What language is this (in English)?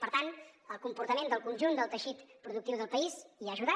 Catalan